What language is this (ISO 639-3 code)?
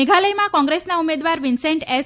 guj